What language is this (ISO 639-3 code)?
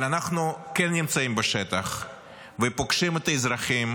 heb